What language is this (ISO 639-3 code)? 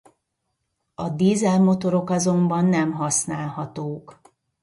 hun